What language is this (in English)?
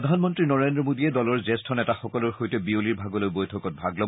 Assamese